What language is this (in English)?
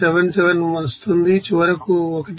Telugu